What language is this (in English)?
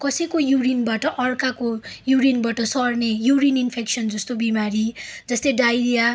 Nepali